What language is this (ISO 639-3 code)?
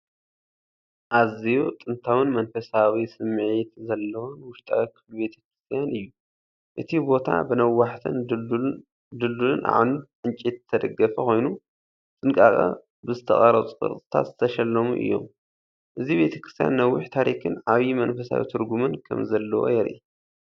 tir